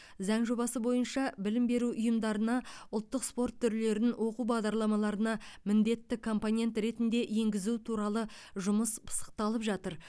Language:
Kazakh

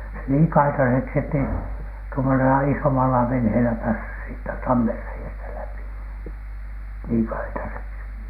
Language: Finnish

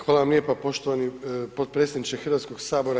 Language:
Croatian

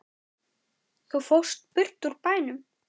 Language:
Icelandic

